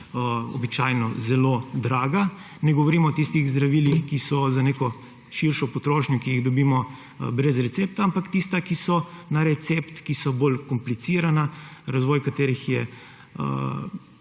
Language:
Slovenian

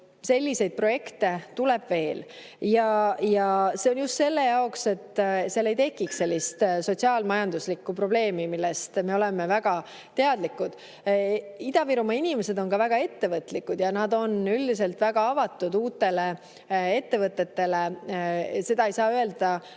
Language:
Estonian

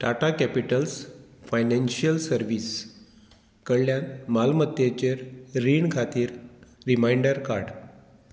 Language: Konkani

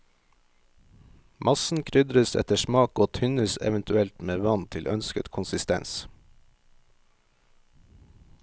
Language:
Norwegian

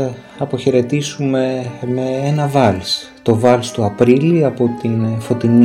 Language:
Greek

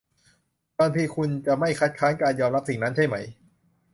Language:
Thai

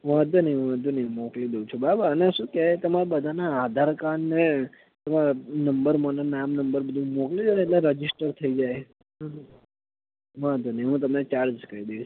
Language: Gujarati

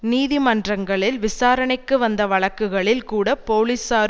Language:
Tamil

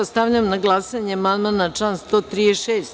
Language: Serbian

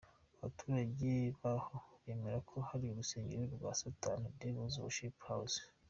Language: Kinyarwanda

